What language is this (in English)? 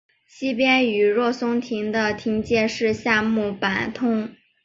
Chinese